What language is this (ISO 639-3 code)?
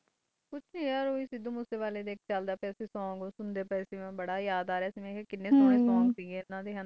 pan